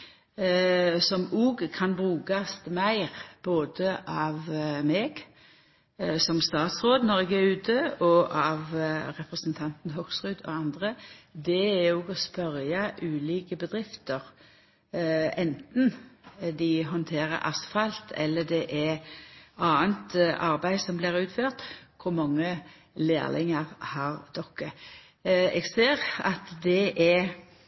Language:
Norwegian Nynorsk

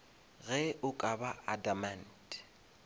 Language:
Northern Sotho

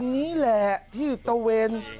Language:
Thai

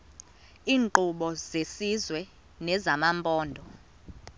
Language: Xhosa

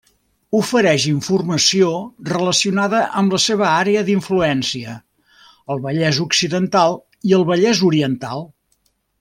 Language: Catalan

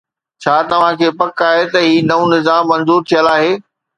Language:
Sindhi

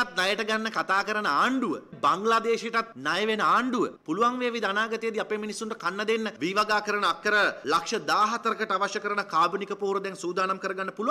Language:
Hindi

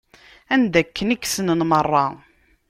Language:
Kabyle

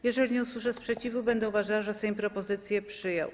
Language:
Polish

